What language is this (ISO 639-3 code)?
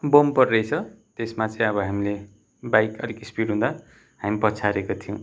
nep